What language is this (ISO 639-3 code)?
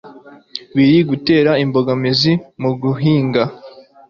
kin